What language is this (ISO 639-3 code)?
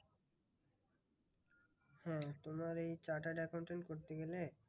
ben